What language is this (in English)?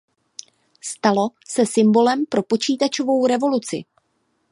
Czech